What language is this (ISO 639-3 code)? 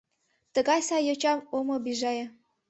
chm